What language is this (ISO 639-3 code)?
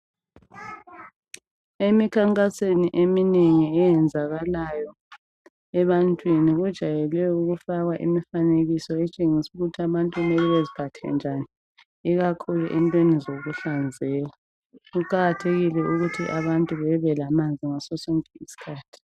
nde